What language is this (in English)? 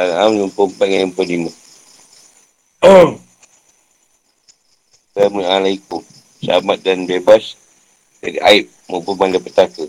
Malay